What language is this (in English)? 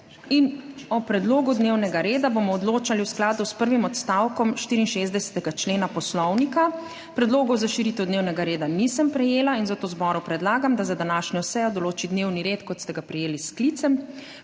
Slovenian